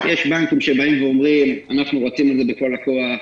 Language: Hebrew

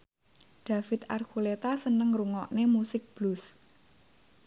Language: Javanese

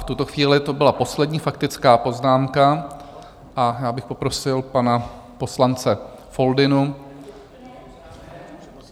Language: Czech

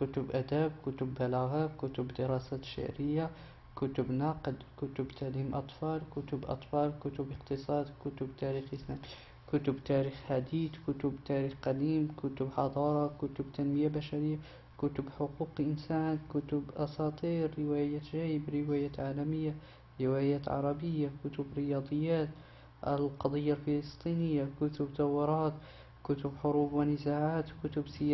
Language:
Arabic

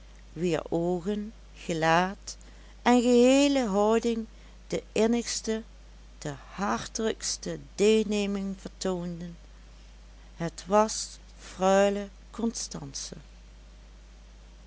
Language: Dutch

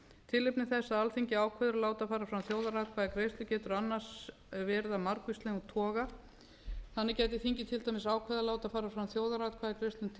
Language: Icelandic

